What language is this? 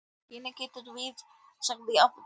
Icelandic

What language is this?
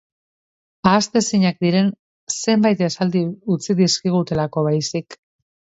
Basque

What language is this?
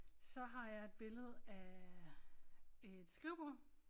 Danish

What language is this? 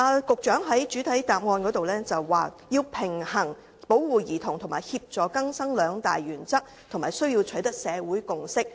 Cantonese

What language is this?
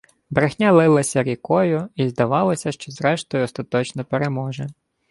Ukrainian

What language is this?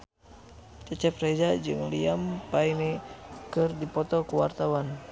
Sundanese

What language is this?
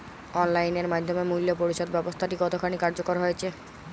Bangla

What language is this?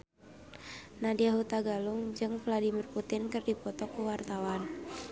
Sundanese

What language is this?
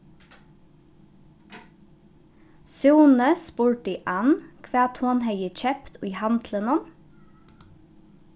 Faroese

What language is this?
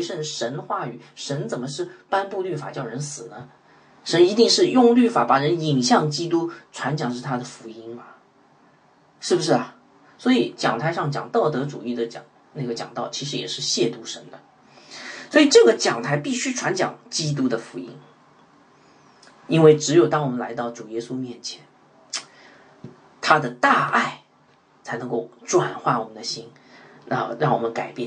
Chinese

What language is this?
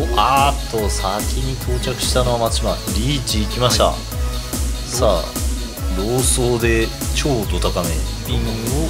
Japanese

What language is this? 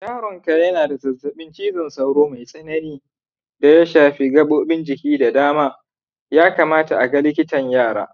Hausa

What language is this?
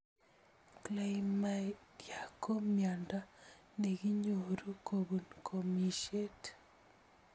Kalenjin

